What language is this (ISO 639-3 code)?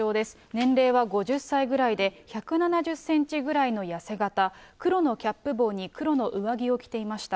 jpn